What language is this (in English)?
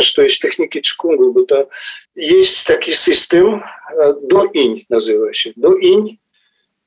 Polish